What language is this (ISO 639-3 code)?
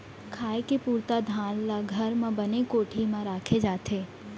hne